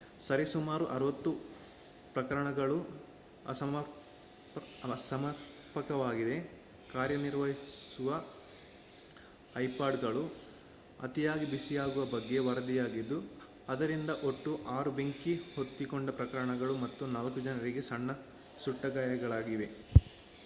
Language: Kannada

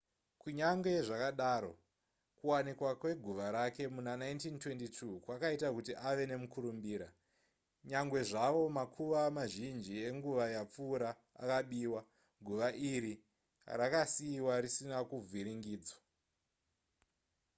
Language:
Shona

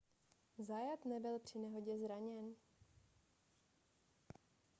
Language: Czech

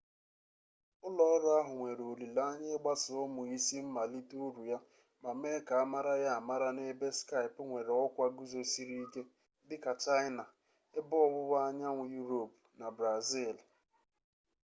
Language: Igbo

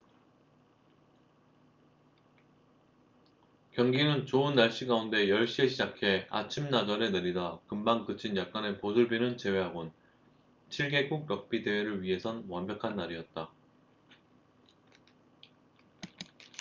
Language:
Korean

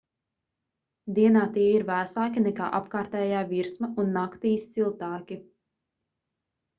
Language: Latvian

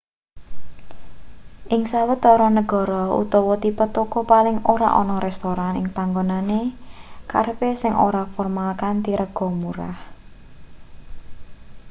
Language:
Javanese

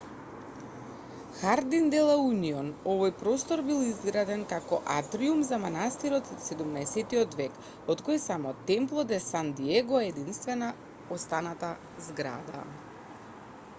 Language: Macedonian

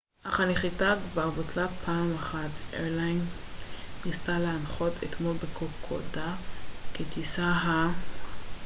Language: Hebrew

